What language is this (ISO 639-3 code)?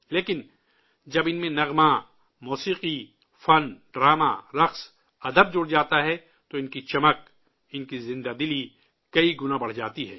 urd